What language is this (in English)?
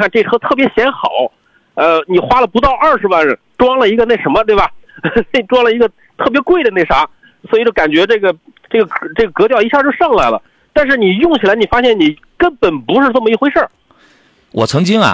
Chinese